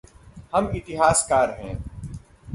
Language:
Hindi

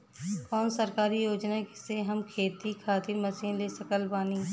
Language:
Bhojpuri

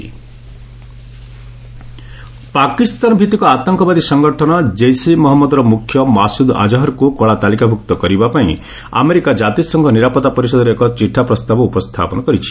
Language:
Odia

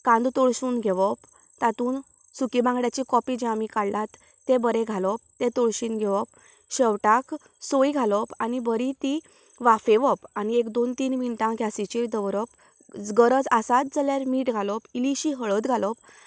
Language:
Konkani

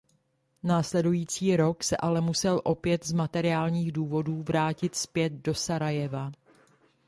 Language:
Czech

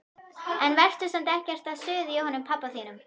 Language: Icelandic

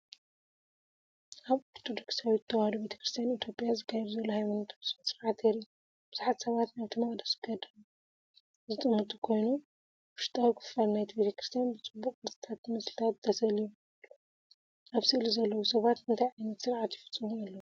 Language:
Tigrinya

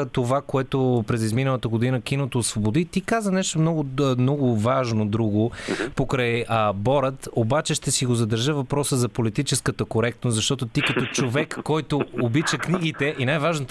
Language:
Bulgarian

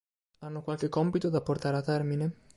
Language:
Italian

